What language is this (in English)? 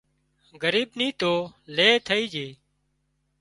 Wadiyara Koli